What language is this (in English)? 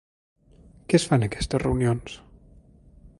Catalan